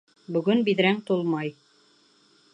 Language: Bashkir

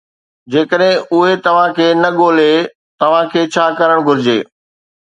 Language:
Sindhi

